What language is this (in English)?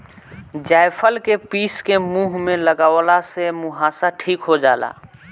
Bhojpuri